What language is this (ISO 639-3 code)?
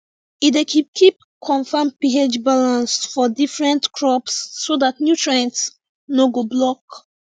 pcm